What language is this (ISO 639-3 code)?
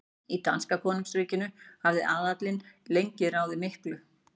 isl